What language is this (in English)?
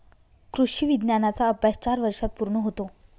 Marathi